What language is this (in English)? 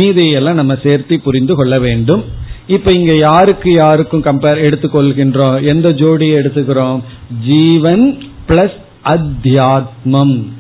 Tamil